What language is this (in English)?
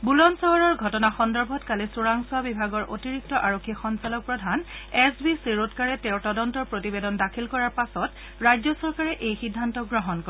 Assamese